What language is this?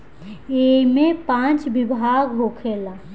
Bhojpuri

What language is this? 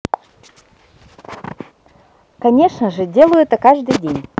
Russian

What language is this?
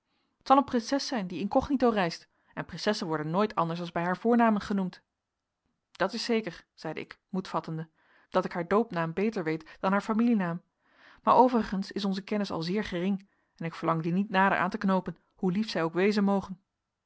Dutch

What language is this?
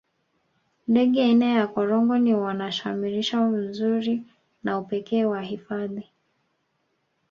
Swahili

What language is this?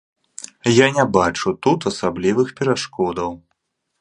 Belarusian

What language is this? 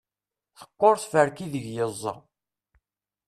Kabyle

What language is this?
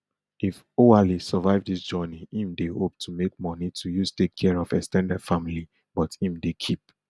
Nigerian Pidgin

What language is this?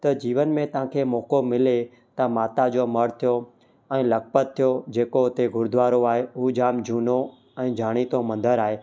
Sindhi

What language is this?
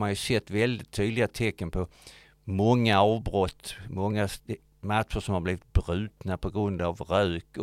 Swedish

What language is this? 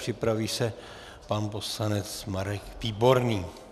Czech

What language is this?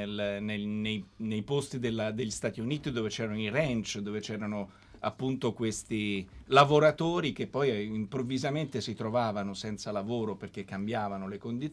Italian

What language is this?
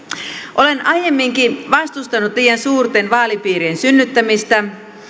Finnish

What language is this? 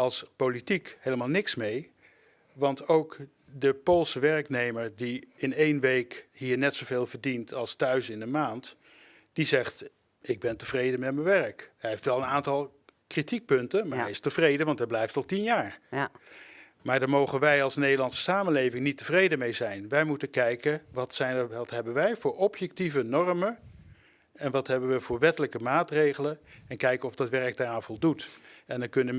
Dutch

